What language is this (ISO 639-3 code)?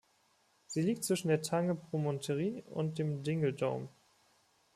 deu